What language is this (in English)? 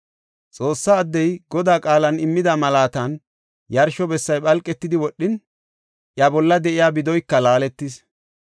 Gofa